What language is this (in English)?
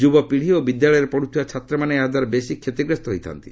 Odia